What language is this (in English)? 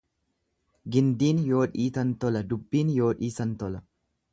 Oromo